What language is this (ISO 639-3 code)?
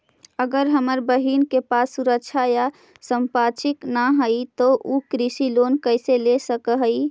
mag